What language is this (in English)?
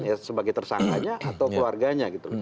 Indonesian